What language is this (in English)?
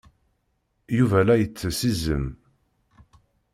Kabyle